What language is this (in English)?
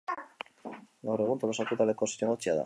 Basque